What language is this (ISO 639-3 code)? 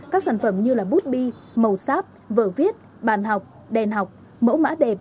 vie